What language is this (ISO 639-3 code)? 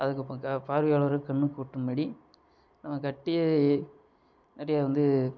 tam